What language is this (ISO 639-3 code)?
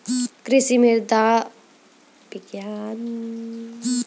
mai